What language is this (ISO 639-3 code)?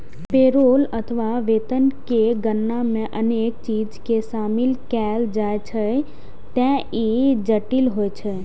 mai